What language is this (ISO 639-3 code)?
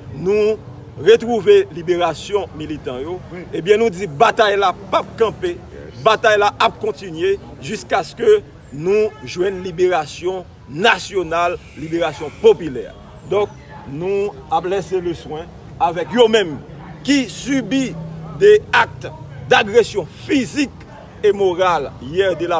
fra